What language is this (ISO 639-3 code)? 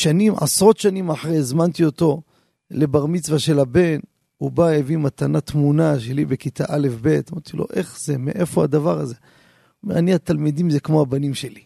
heb